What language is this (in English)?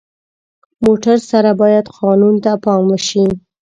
Pashto